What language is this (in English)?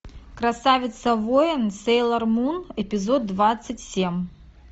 Russian